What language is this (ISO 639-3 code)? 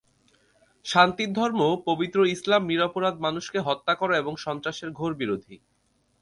ben